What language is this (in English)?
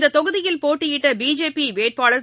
Tamil